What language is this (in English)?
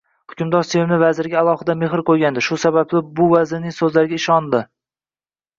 Uzbek